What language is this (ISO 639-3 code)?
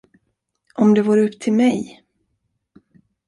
swe